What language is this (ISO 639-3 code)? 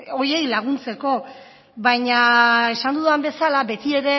eus